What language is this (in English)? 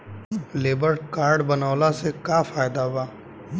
Bhojpuri